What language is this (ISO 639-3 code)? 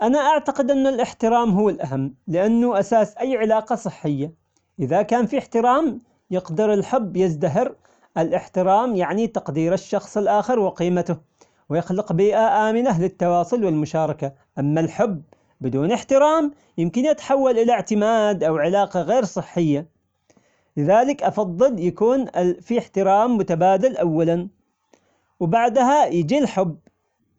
acx